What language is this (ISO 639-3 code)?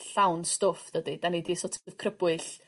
cym